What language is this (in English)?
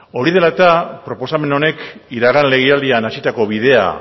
Basque